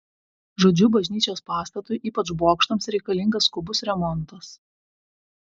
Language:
Lithuanian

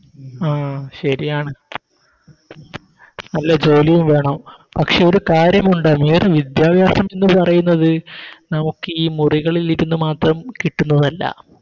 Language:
Malayalam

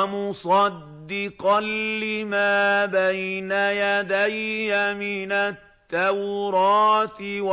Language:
Arabic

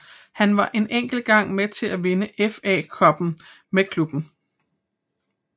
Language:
Danish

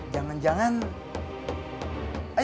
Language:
Indonesian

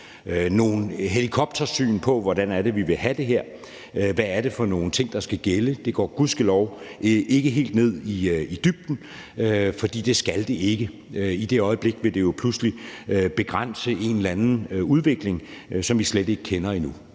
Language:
Danish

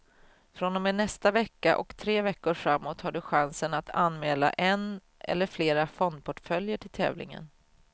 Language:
Swedish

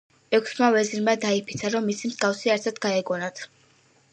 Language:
Georgian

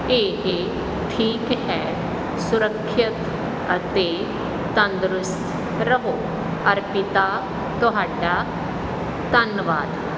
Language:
Punjabi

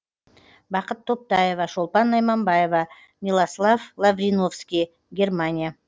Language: Kazakh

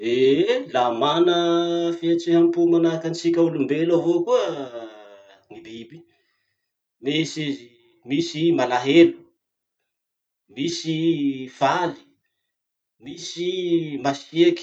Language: Masikoro Malagasy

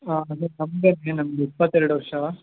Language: Kannada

